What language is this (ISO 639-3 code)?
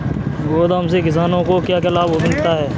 hin